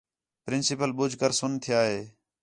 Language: Khetrani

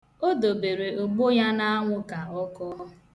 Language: Igbo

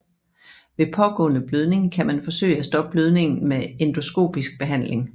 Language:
Danish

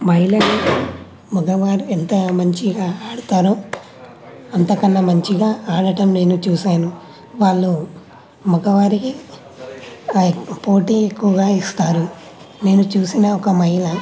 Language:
Telugu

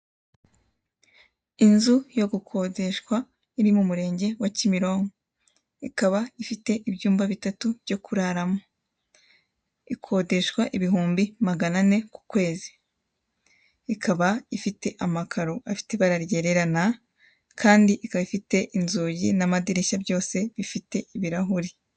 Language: Kinyarwanda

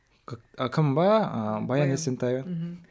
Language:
Kazakh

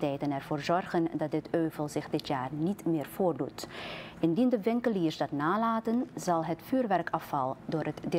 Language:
Dutch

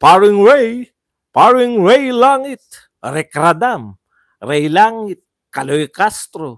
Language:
Filipino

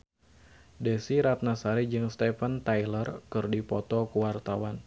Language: Sundanese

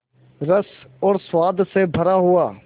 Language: Hindi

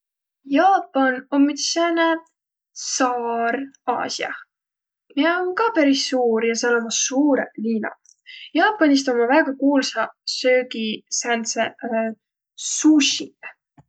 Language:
Võro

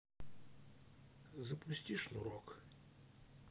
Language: Russian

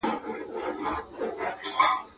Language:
Pashto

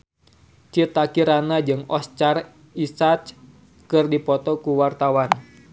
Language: Sundanese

